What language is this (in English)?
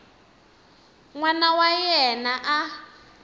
Tsonga